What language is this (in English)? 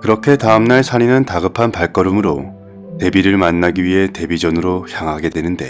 Korean